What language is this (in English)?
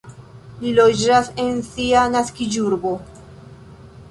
Esperanto